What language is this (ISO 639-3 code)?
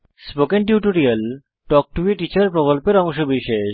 ben